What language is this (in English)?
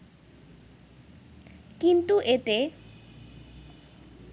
Bangla